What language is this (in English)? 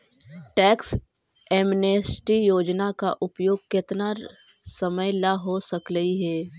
Magahi